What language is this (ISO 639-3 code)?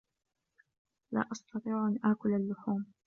ara